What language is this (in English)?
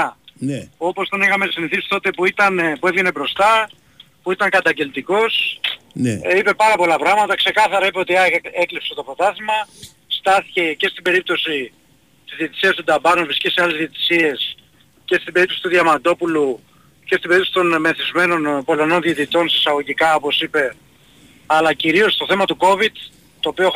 Greek